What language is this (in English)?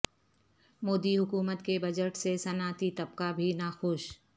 Urdu